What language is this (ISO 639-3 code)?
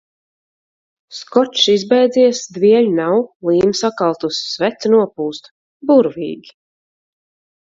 lav